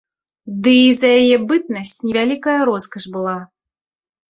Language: Belarusian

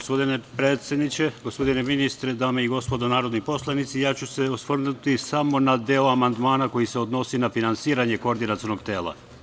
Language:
Serbian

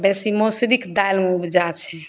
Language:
Maithili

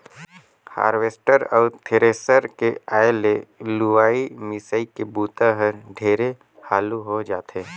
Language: Chhattisgarhi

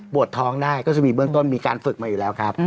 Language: Thai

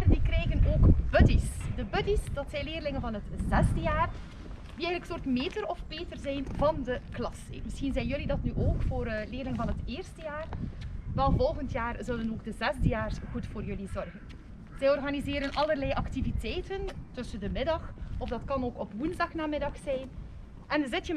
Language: Dutch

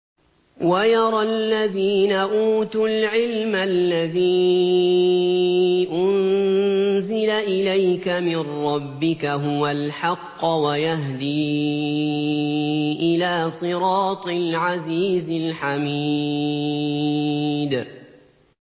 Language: Arabic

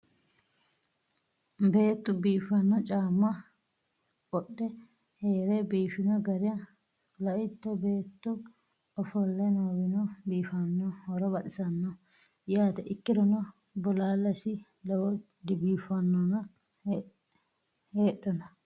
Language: Sidamo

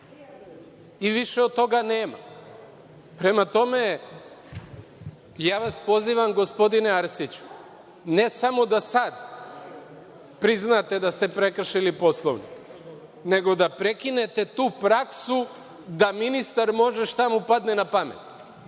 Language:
Serbian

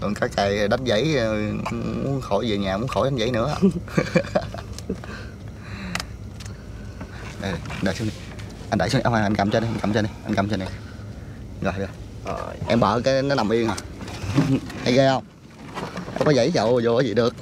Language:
Vietnamese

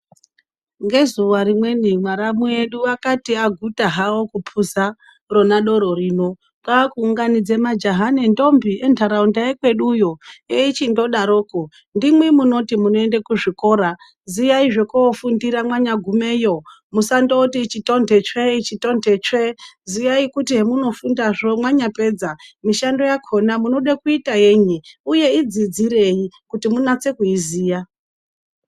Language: Ndau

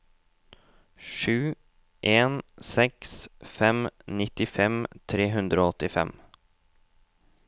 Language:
Norwegian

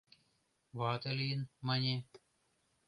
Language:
Mari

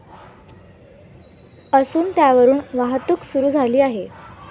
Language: Marathi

